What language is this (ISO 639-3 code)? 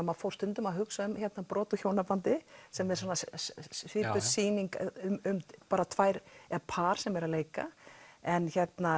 isl